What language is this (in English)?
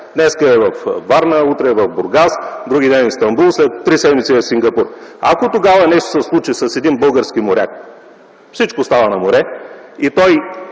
Bulgarian